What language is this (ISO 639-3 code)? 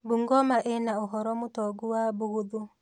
kik